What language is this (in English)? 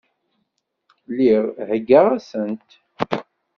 Kabyle